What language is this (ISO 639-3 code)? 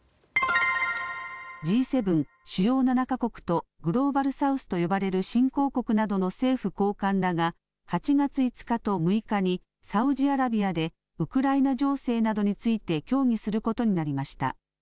jpn